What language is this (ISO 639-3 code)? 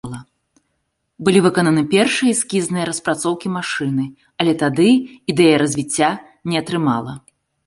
bel